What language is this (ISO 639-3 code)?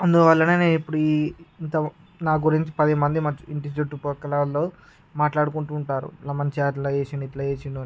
tel